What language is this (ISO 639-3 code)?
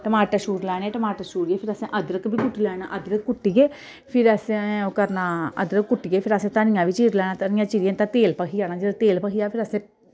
doi